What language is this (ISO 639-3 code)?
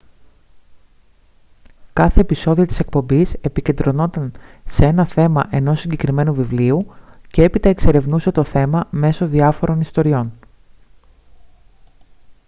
ell